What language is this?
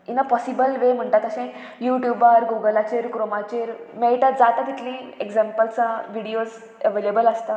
Konkani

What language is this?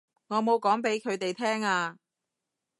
Cantonese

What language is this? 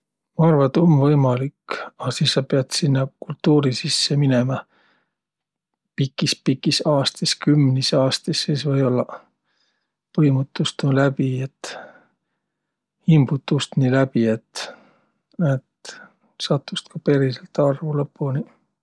Võro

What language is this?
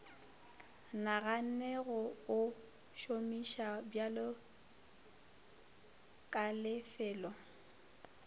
Northern Sotho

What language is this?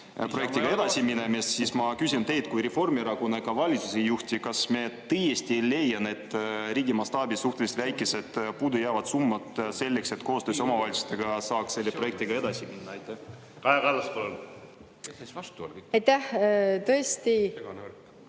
Estonian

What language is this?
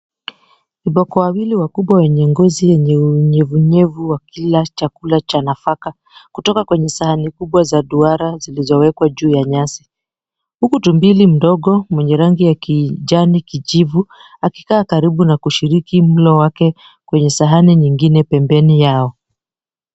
Swahili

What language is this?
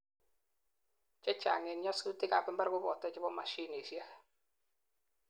Kalenjin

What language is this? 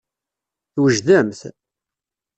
Kabyle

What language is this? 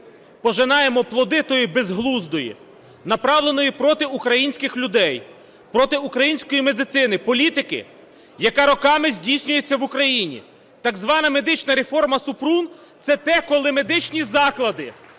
Ukrainian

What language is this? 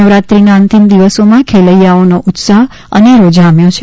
Gujarati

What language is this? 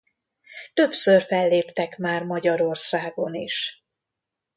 Hungarian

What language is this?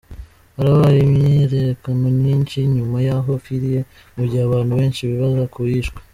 Kinyarwanda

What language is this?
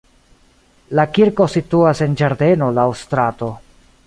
Esperanto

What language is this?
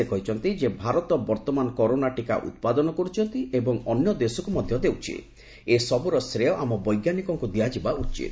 Odia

